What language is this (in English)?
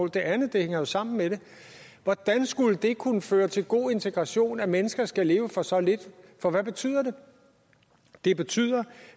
Danish